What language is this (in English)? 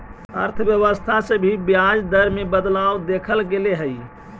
Magahi